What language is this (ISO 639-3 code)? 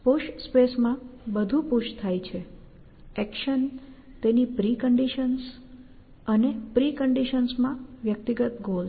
guj